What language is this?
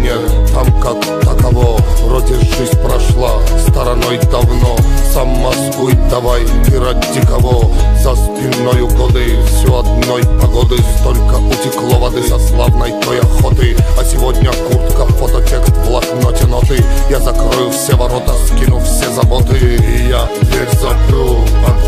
Russian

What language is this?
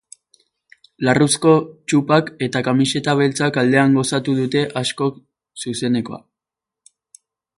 Basque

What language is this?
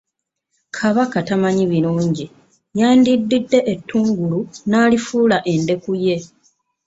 Ganda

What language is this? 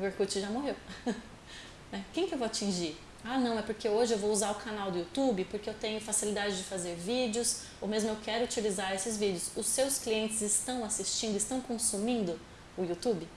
Portuguese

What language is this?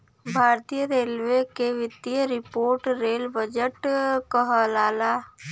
Bhojpuri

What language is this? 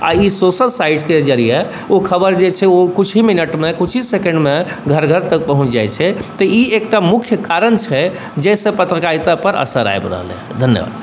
Maithili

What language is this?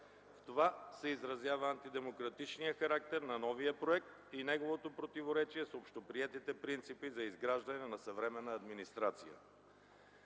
Bulgarian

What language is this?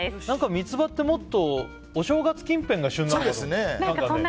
Japanese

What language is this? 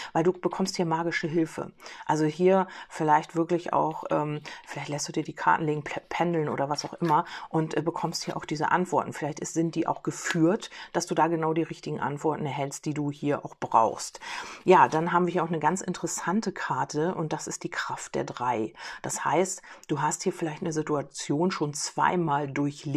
German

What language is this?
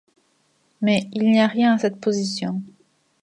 French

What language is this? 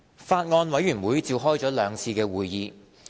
Cantonese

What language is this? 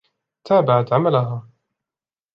Arabic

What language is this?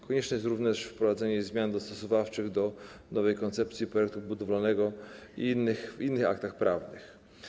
Polish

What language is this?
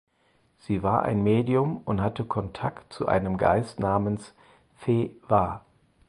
German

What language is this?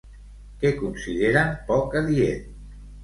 Catalan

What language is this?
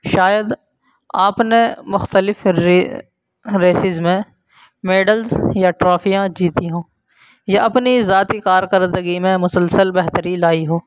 Urdu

